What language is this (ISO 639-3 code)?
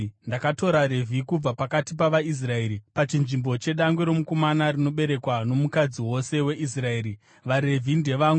sna